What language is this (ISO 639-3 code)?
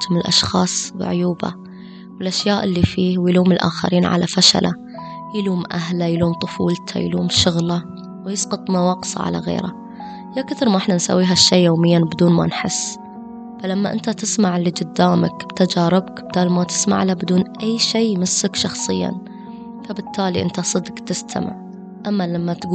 ara